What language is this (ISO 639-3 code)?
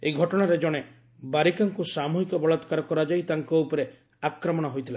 ori